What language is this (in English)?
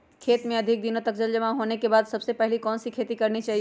Magahi